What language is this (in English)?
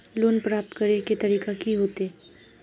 Magahi